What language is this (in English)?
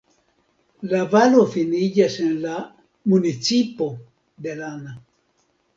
Esperanto